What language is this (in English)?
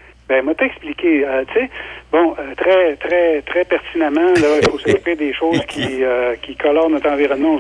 French